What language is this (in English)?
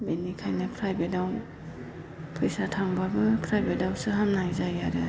Bodo